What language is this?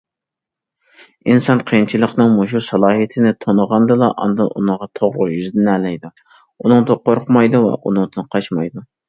Uyghur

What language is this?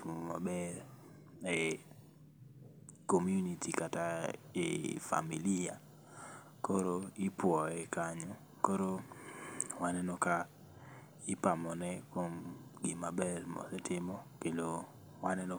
Luo (Kenya and Tanzania)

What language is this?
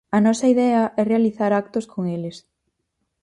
Galician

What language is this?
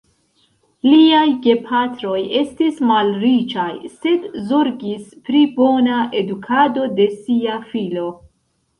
Esperanto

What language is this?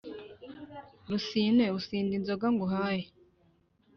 Kinyarwanda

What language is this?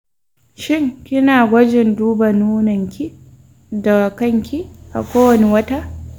Hausa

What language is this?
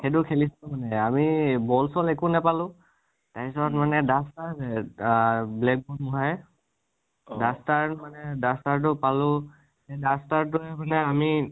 Assamese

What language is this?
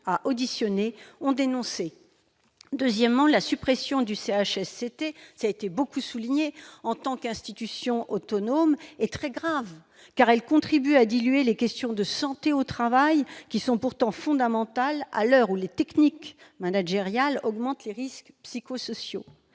French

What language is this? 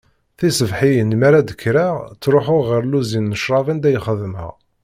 Kabyle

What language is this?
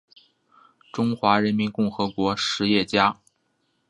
Chinese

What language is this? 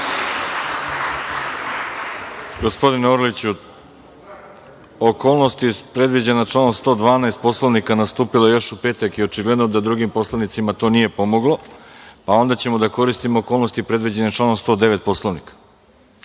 Serbian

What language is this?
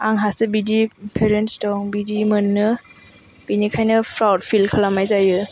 Bodo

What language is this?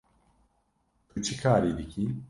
Kurdish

